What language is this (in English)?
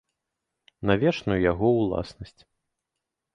Belarusian